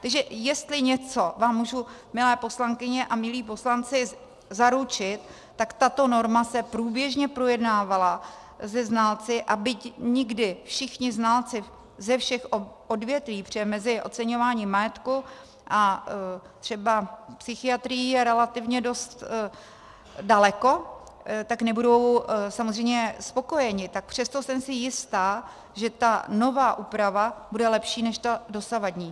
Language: Czech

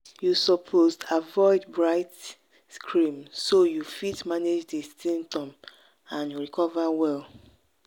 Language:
Nigerian Pidgin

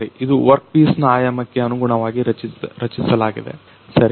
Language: Kannada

